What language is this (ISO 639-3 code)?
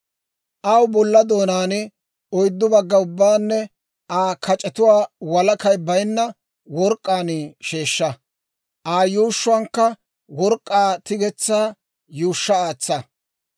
dwr